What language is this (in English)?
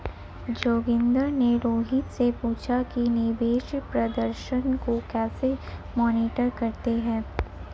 Hindi